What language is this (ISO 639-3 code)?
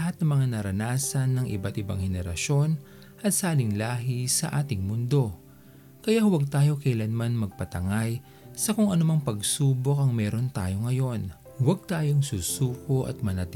fil